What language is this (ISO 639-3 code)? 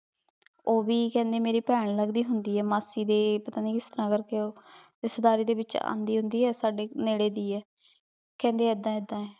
pan